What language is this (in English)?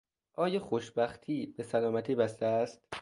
Persian